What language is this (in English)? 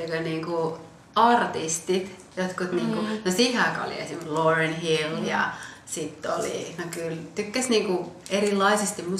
Finnish